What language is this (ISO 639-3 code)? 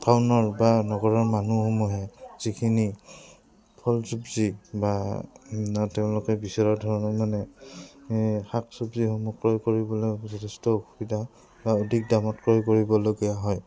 asm